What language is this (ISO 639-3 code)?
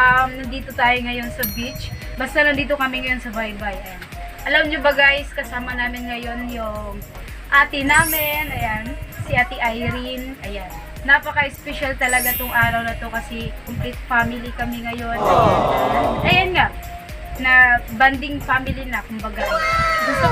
fil